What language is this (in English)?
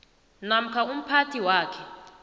South Ndebele